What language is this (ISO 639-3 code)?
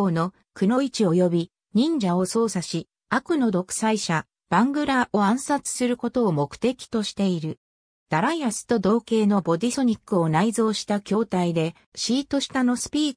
jpn